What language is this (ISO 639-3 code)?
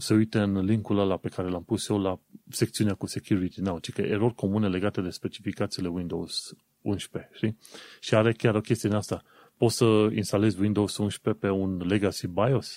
ron